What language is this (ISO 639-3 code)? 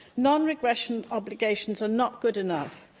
eng